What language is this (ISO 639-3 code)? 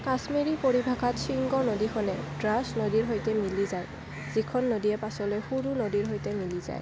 asm